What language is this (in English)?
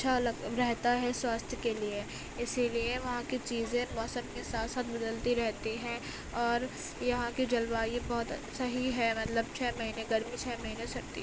Urdu